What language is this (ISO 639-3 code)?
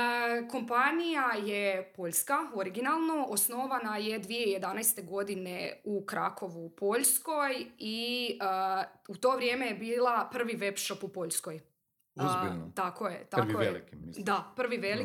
hrv